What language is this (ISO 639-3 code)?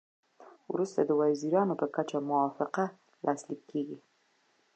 pus